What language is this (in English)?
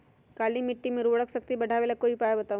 Magahi